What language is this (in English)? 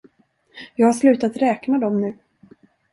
Swedish